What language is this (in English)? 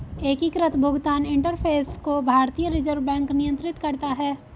Hindi